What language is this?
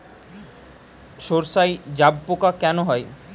Bangla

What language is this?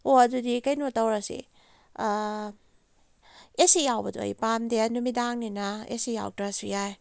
Manipuri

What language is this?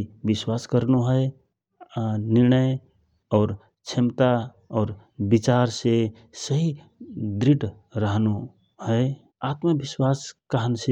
Rana Tharu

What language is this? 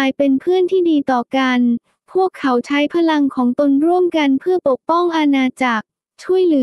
Thai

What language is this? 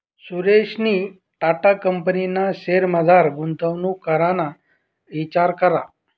Marathi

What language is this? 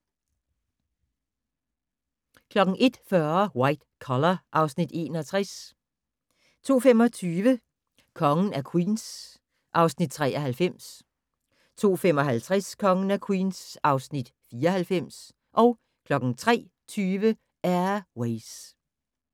Danish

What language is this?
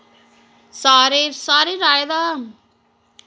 Dogri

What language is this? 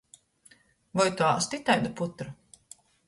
Latgalian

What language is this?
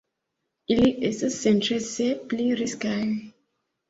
Esperanto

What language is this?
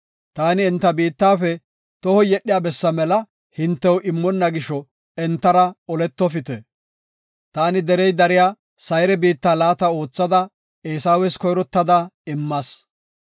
Gofa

